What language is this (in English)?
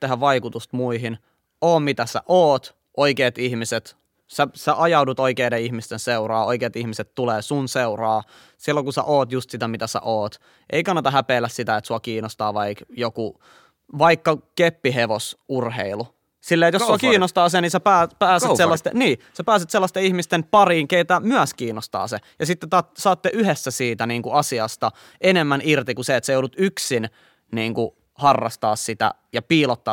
Finnish